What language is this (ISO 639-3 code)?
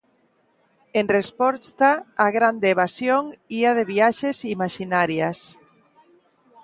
glg